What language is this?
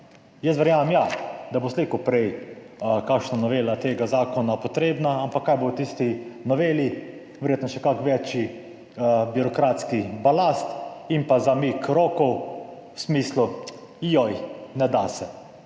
Slovenian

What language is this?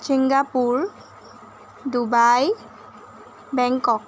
Assamese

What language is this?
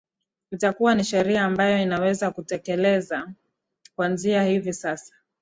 Swahili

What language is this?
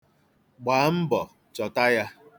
Igbo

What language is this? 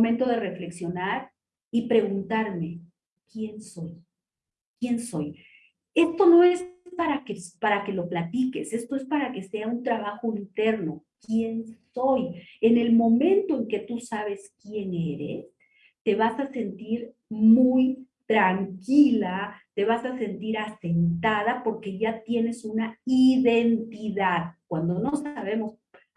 Spanish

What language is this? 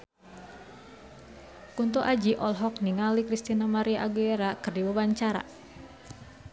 Sundanese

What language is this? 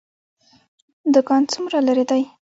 Pashto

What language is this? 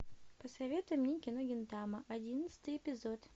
Russian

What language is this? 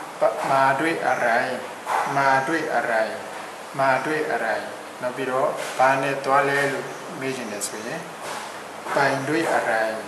Thai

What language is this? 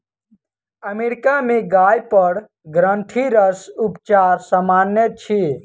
Maithili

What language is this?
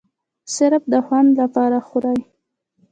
Pashto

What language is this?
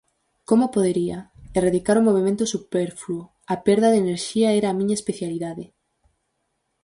Galician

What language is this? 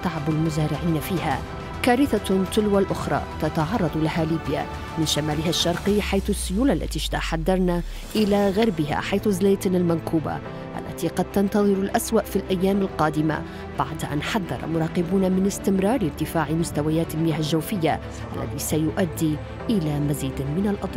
Arabic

